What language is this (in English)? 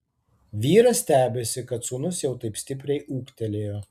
Lithuanian